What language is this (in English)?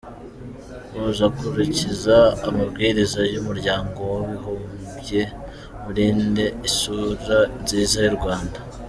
Kinyarwanda